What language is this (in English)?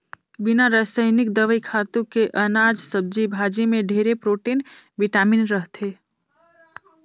Chhattisgarhi